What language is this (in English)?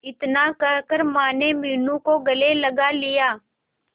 Hindi